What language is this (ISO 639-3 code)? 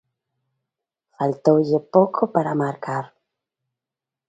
glg